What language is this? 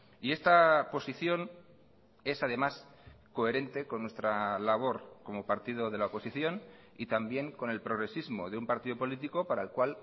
Spanish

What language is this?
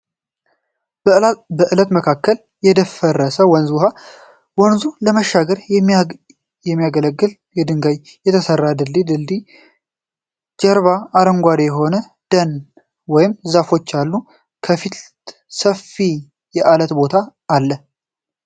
Amharic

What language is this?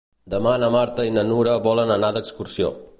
Catalan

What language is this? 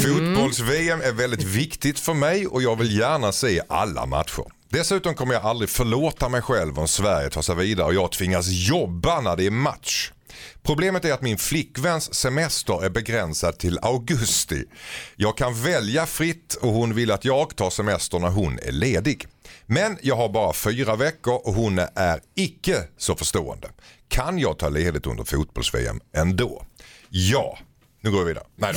Swedish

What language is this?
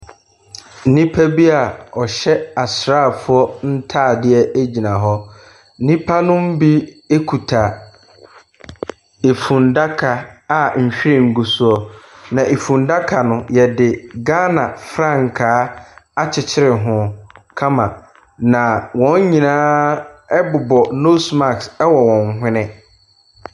Akan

